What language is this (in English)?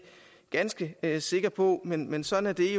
Danish